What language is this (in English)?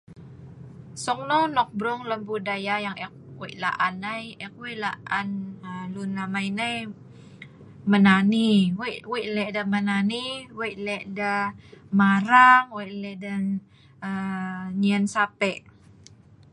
Sa'ban